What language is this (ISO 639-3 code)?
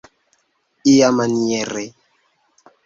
epo